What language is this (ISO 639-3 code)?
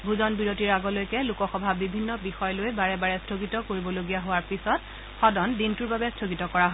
asm